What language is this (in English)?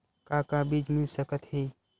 Chhattisgarhi